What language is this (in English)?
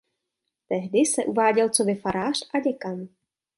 Czech